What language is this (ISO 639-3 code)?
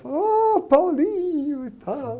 por